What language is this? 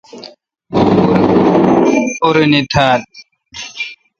Kalkoti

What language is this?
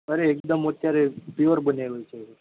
Gujarati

